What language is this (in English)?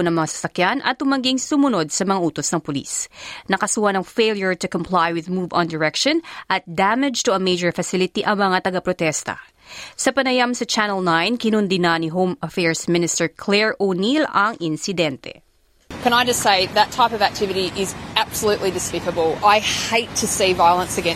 Filipino